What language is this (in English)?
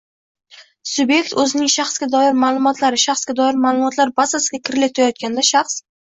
Uzbek